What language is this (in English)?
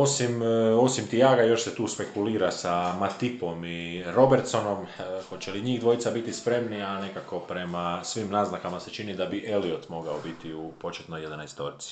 Croatian